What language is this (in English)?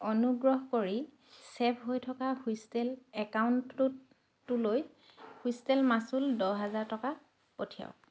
Assamese